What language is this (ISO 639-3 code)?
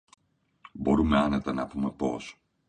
ell